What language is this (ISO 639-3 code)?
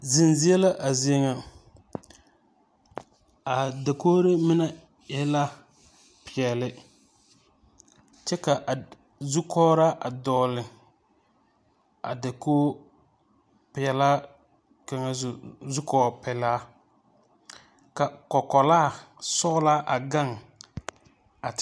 dga